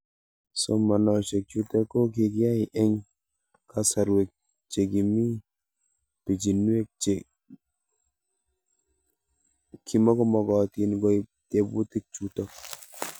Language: Kalenjin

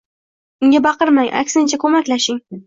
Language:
Uzbek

